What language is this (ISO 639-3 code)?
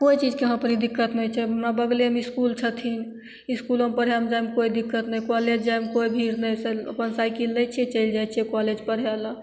mai